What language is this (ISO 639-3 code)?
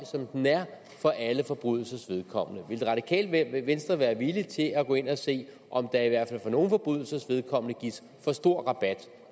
dan